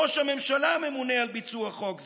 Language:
Hebrew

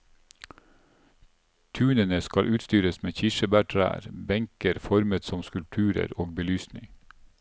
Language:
Norwegian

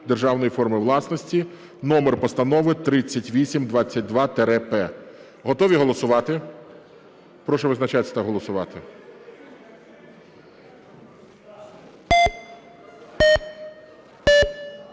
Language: Ukrainian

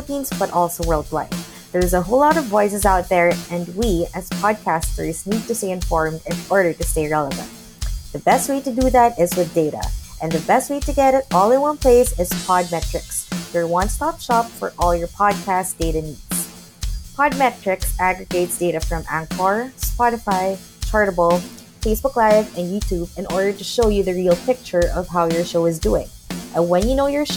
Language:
Filipino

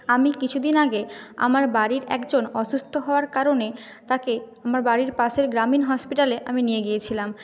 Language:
Bangla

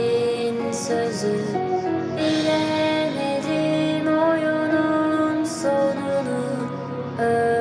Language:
Turkish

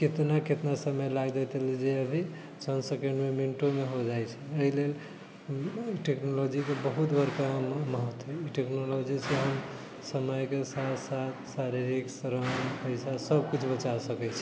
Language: Maithili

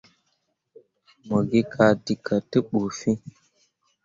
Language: Mundang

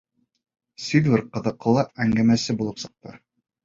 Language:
Bashkir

